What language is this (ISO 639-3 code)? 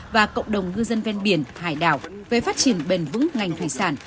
vie